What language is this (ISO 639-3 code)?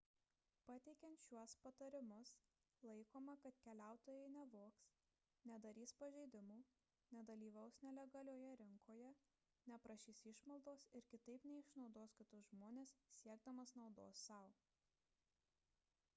lit